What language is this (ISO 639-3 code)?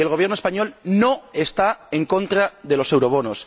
spa